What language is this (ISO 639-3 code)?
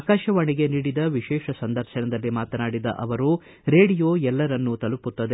kan